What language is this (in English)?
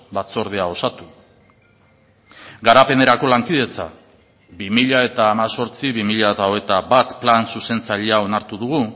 Basque